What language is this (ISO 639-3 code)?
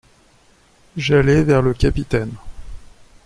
fra